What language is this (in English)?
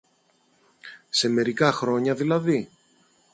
Greek